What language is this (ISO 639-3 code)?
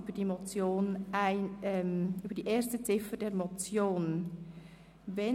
gsw